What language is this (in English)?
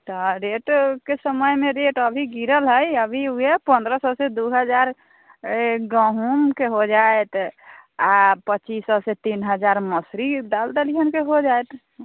Maithili